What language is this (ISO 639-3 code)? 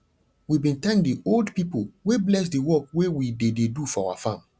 pcm